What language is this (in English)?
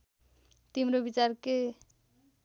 Nepali